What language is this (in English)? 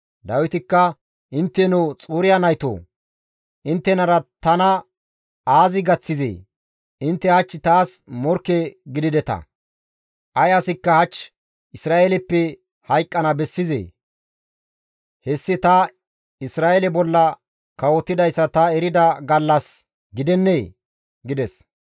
Gamo